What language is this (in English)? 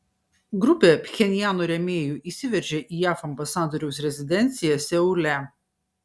Lithuanian